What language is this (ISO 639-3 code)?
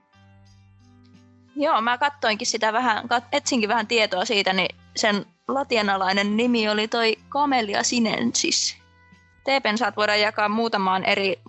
fin